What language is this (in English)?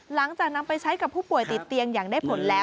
Thai